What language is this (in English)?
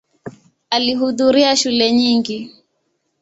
Swahili